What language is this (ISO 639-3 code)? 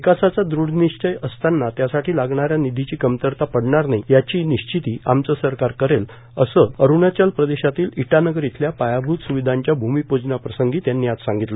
mar